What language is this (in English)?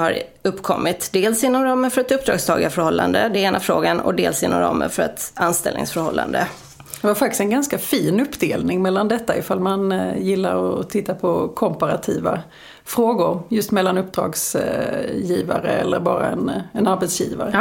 Swedish